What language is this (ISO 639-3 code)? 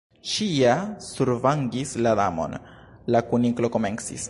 epo